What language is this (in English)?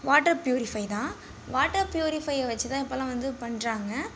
Tamil